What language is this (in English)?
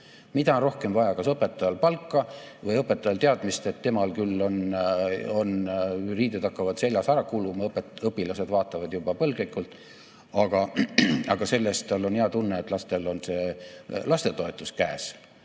Estonian